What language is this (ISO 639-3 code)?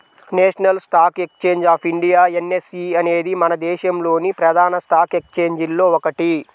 tel